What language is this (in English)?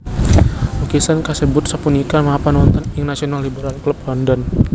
Javanese